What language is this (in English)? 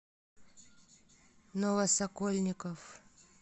Russian